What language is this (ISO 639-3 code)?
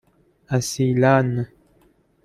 fas